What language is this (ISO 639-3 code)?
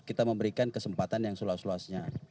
ind